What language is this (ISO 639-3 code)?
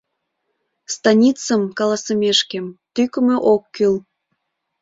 chm